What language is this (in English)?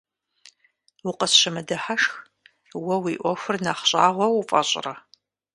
Kabardian